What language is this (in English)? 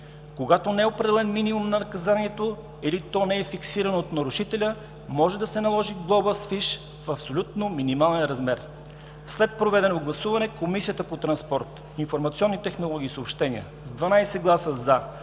Bulgarian